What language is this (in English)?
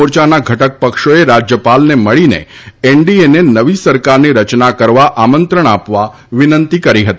Gujarati